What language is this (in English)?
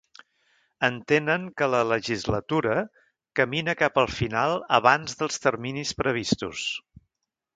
Catalan